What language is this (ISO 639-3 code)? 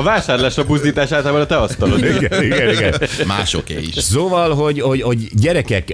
hun